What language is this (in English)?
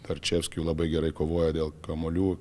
Lithuanian